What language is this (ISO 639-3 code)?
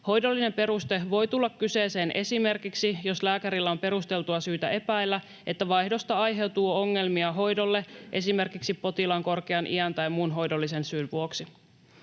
fin